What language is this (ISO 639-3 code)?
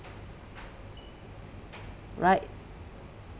eng